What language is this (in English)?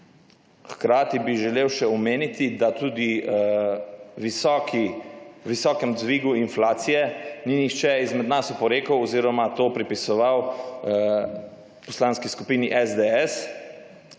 Slovenian